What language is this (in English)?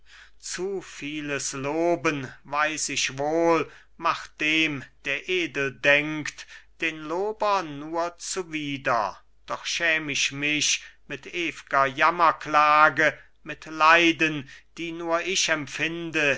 German